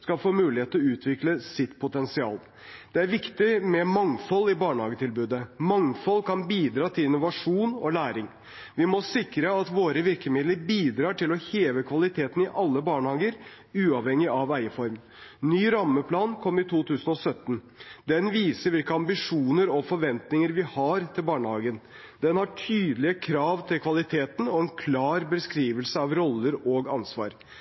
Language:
Norwegian Bokmål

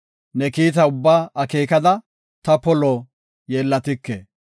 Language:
Gofa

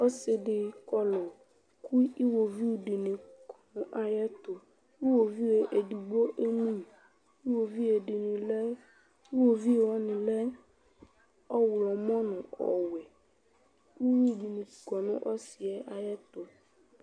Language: Ikposo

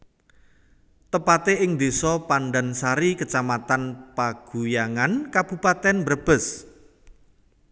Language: Javanese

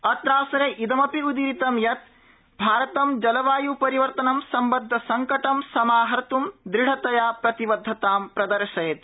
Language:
Sanskrit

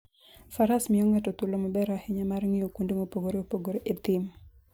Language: Luo (Kenya and Tanzania)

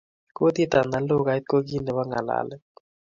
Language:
Kalenjin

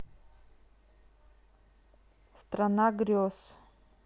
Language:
Russian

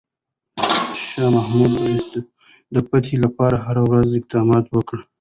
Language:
Pashto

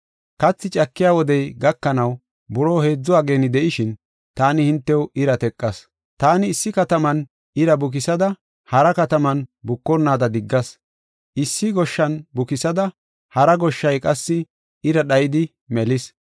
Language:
Gofa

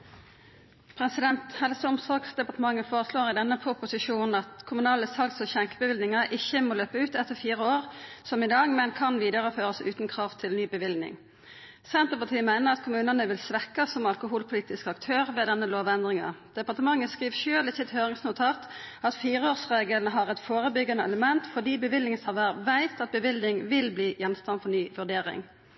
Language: Norwegian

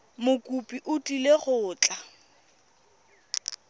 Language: Tswana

